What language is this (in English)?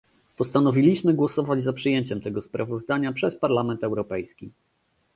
Polish